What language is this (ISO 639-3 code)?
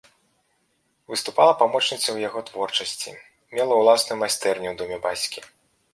bel